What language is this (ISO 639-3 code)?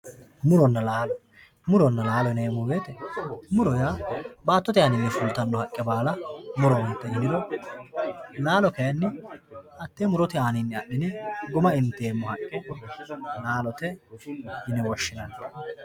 sid